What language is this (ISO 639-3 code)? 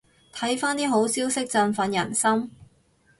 yue